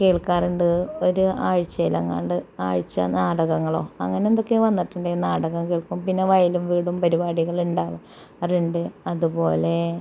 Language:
Malayalam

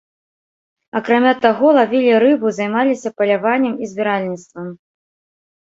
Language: Belarusian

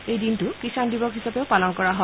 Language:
Assamese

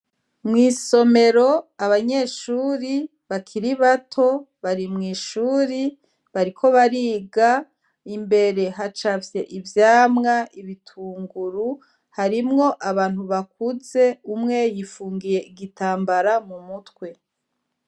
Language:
Rundi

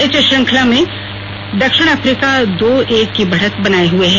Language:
Hindi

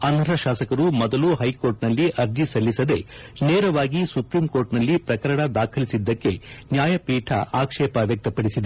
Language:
Kannada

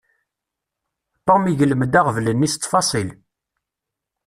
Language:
Kabyle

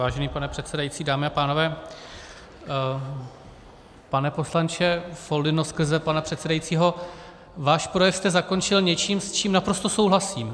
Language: Czech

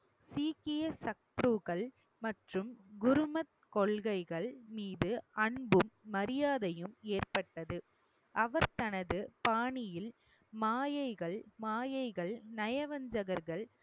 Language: Tamil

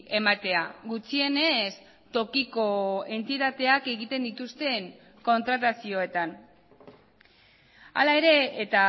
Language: Basque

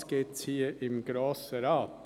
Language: Swiss German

